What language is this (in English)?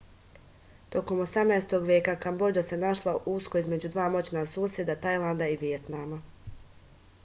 Serbian